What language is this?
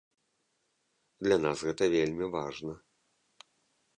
Belarusian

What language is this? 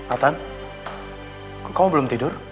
Indonesian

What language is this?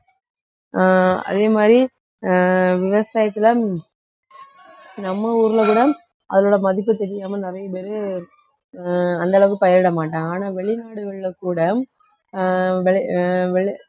Tamil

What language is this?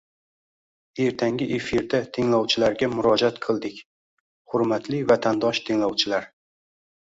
Uzbek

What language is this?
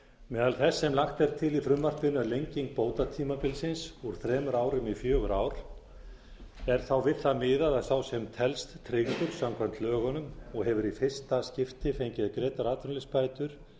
Icelandic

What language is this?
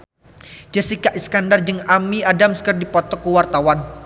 Sundanese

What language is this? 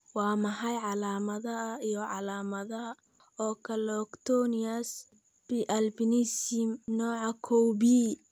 Somali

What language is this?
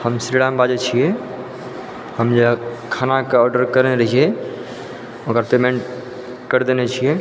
Maithili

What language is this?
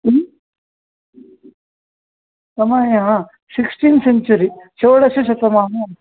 Sanskrit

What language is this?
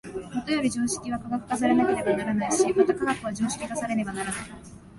Japanese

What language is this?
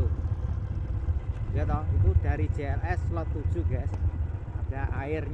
Indonesian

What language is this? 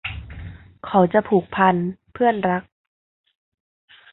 Thai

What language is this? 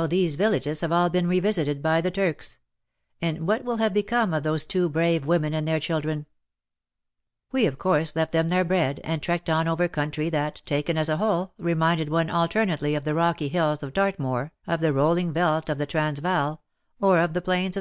English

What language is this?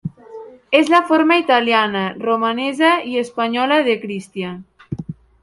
Catalan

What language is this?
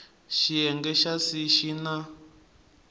Tsonga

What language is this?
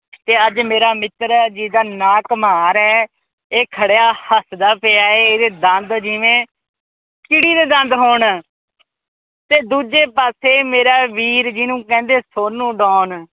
Punjabi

